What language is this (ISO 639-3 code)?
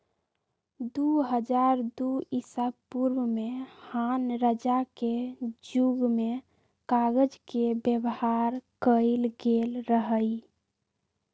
mag